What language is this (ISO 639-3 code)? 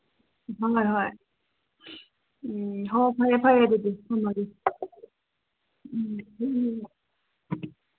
mni